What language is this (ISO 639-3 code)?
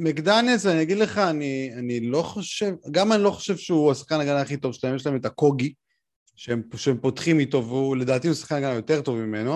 heb